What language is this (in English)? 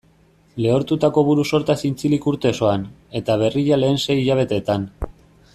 Basque